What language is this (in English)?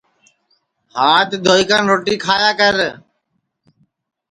Sansi